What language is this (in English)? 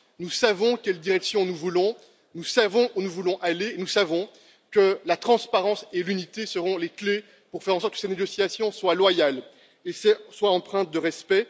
French